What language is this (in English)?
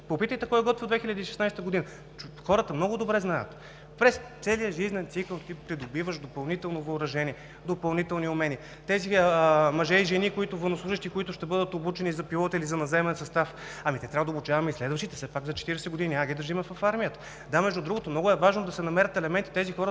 Bulgarian